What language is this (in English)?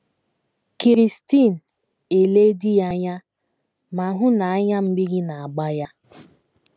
Igbo